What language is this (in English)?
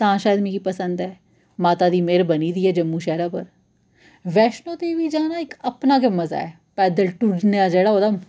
Dogri